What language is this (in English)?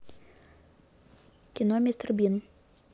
Russian